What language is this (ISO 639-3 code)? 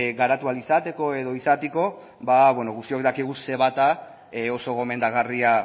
eus